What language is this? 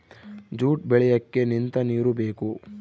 Kannada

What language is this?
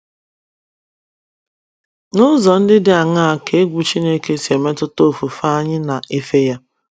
Igbo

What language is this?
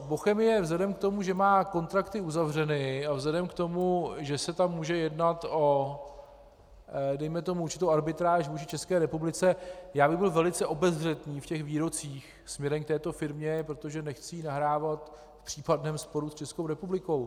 Czech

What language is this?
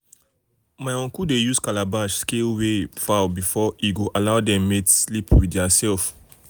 Nigerian Pidgin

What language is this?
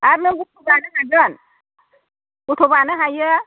Bodo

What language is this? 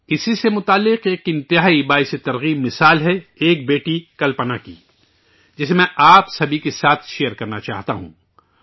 Urdu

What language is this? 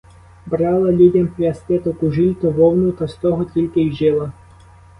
Ukrainian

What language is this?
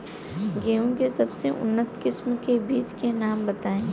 Bhojpuri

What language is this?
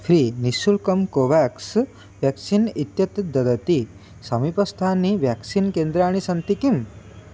Sanskrit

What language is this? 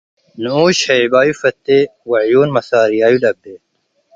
Tigre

